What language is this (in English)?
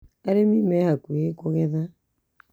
Kikuyu